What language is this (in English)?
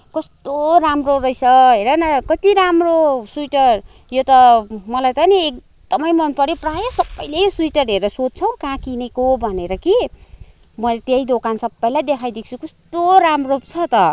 Nepali